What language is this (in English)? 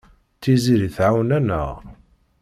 Kabyle